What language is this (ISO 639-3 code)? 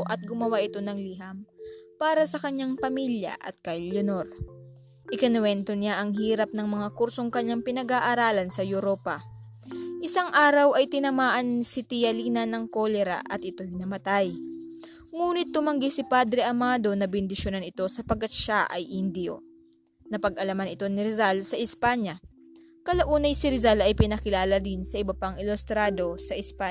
fil